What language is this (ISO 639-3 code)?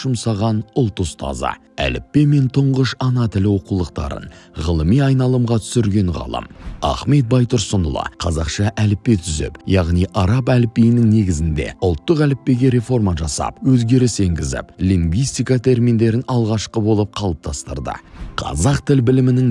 tur